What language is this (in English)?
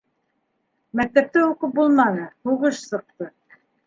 Bashkir